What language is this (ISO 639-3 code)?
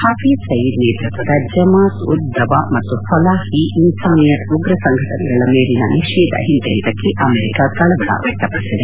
kan